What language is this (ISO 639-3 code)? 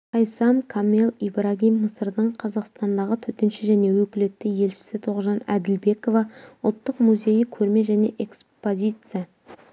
kaz